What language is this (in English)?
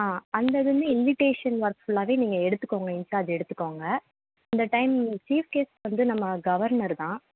Tamil